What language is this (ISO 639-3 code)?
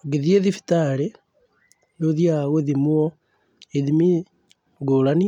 kik